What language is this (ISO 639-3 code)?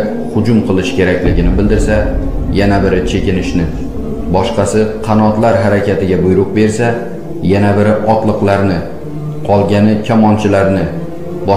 tur